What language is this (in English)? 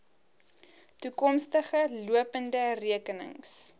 Afrikaans